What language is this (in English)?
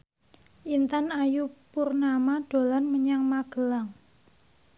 Javanese